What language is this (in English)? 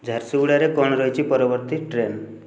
Odia